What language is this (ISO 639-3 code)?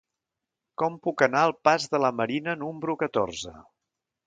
cat